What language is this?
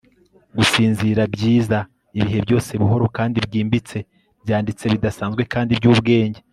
Kinyarwanda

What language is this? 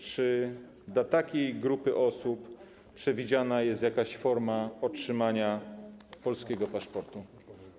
Polish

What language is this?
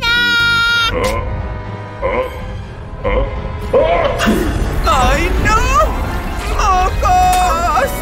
Spanish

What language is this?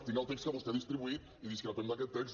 Catalan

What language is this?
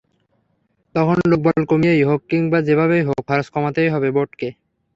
Bangla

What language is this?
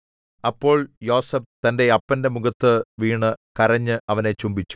Malayalam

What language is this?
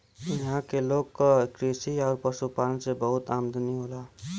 Bhojpuri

